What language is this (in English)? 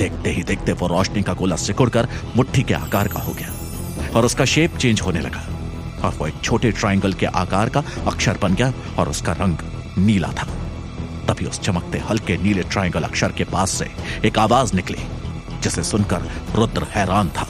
Hindi